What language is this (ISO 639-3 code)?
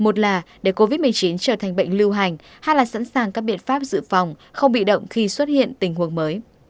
vie